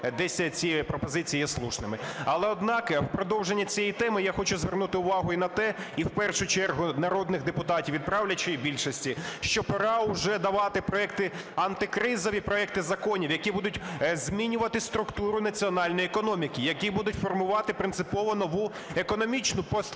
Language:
Ukrainian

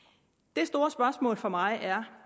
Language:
Danish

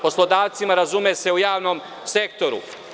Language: Serbian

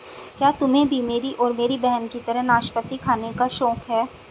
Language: Hindi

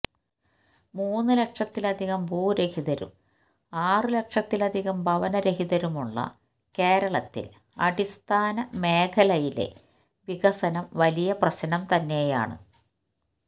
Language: Malayalam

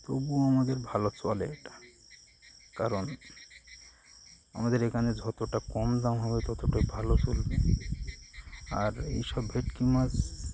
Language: Bangla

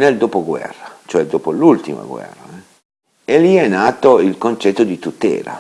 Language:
Italian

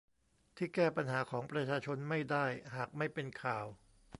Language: Thai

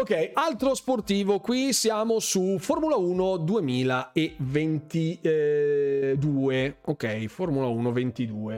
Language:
Italian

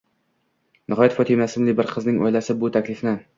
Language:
Uzbek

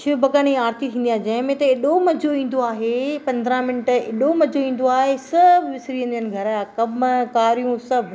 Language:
Sindhi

